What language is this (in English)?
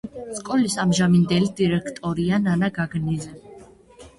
Georgian